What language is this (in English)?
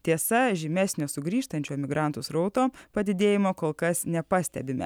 Lithuanian